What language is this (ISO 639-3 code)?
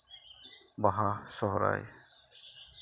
sat